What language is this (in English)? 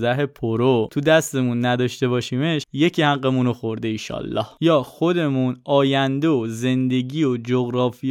Persian